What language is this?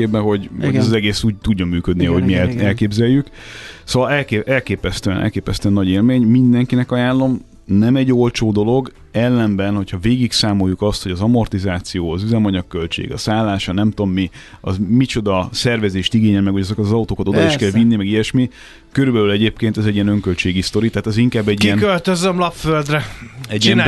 Hungarian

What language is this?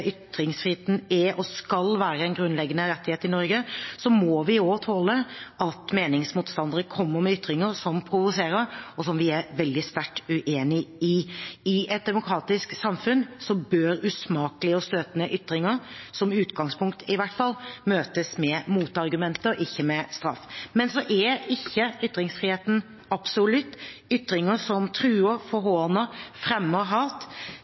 Norwegian Bokmål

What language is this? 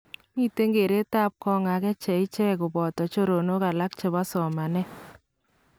Kalenjin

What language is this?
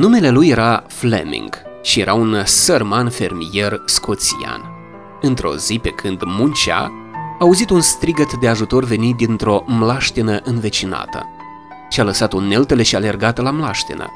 Romanian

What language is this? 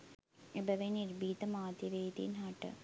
Sinhala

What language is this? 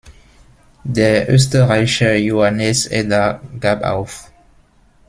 German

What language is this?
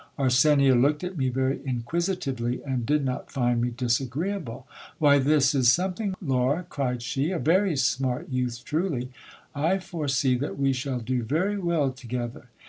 English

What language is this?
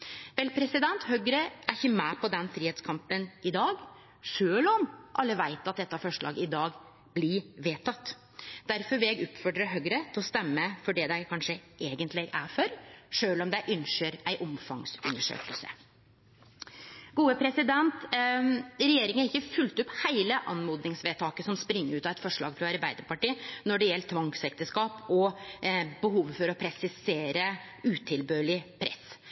Norwegian Nynorsk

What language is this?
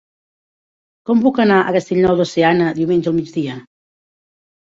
Catalan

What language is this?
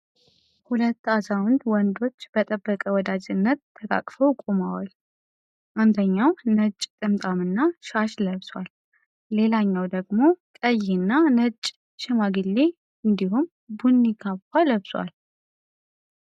Amharic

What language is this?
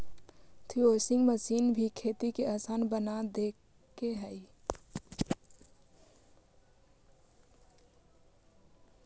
Magahi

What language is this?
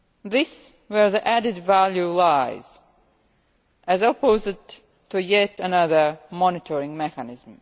English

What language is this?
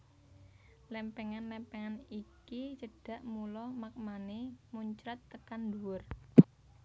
Javanese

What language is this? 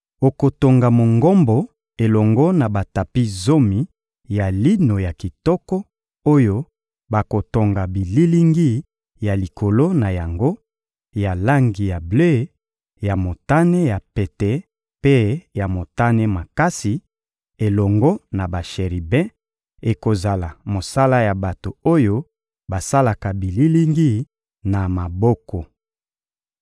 Lingala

